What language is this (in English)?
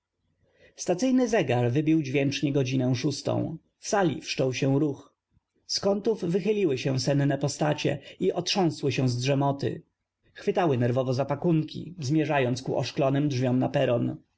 Polish